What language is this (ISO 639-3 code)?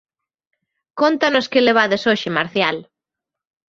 glg